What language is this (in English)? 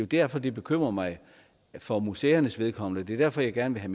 Danish